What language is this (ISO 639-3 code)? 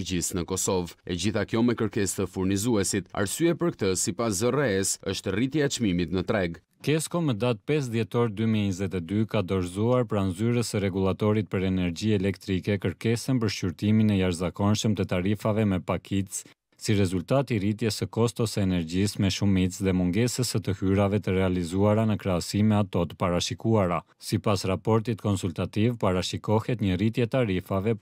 ron